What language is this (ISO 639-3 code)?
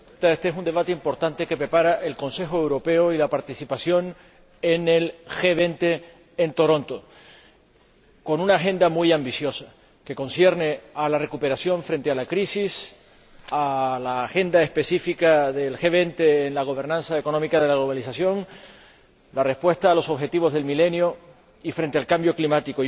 spa